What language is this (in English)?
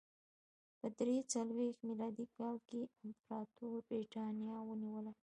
Pashto